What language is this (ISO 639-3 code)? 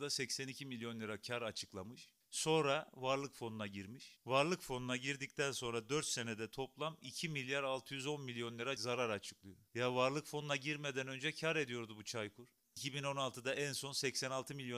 tur